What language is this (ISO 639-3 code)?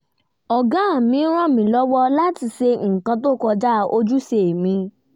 yor